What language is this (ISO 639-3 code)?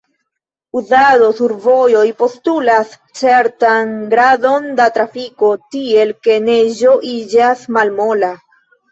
epo